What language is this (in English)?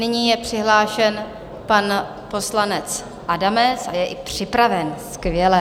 Czech